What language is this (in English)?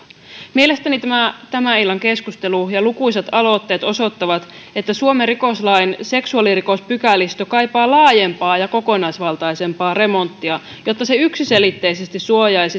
Finnish